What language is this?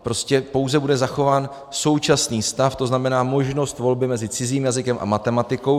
Czech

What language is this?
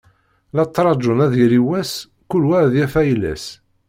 Kabyle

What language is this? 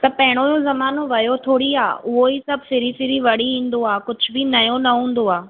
Sindhi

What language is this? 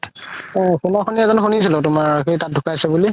Assamese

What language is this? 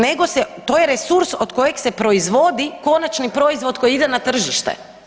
Croatian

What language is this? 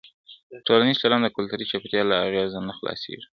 Pashto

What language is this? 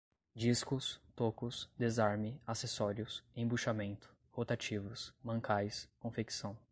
Portuguese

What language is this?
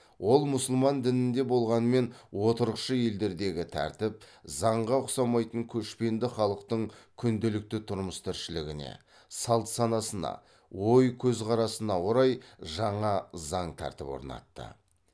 Kazakh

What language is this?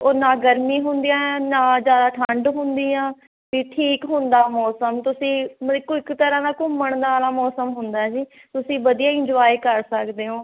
Punjabi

